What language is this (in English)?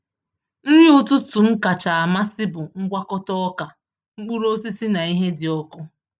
Igbo